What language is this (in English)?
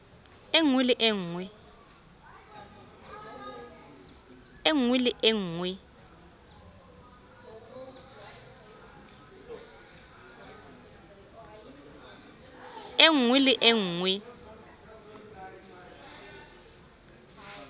Southern Sotho